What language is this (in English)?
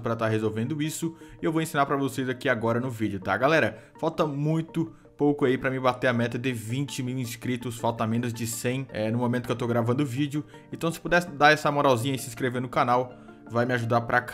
Portuguese